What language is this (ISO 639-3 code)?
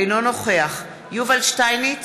heb